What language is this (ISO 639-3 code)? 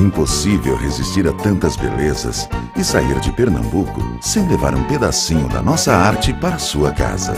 por